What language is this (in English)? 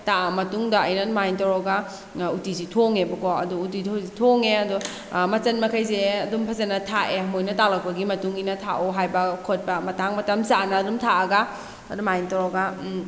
Manipuri